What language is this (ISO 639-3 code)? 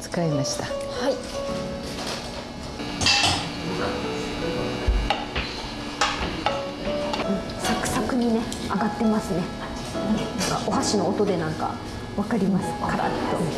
jpn